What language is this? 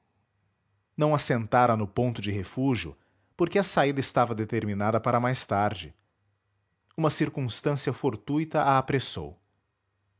Portuguese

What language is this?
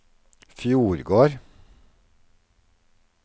Norwegian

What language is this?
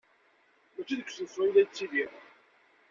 Kabyle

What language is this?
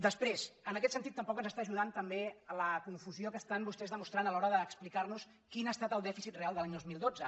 Catalan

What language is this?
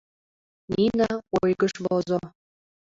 Mari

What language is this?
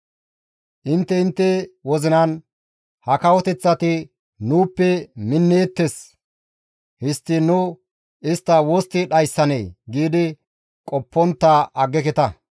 Gamo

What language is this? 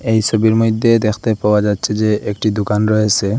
Bangla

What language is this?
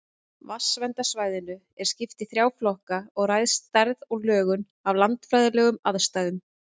Icelandic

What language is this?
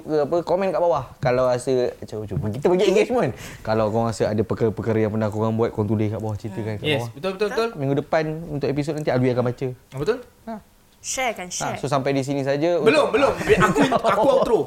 Malay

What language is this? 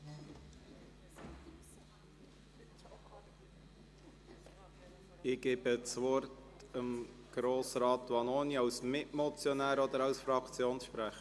Swiss German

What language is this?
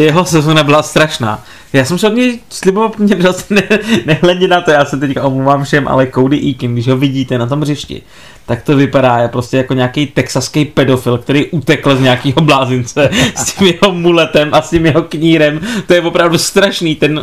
Czech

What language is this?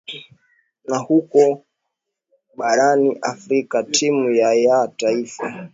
Swahili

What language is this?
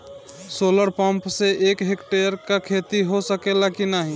Bhojpuri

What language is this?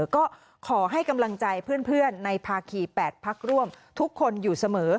Thai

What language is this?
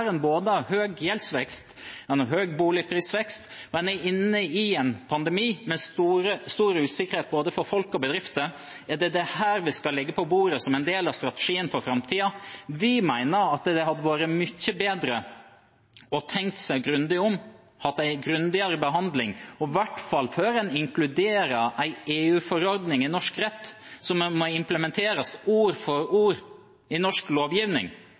Norwegian Bokmål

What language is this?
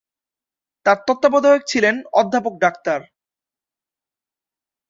Bangla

